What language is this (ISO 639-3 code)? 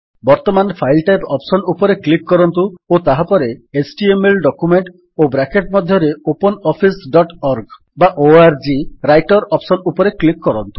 ori